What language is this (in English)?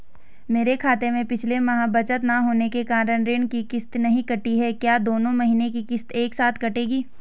Hindi